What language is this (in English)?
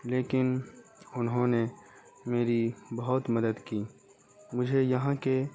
Urdu